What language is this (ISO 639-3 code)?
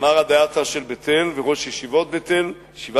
heb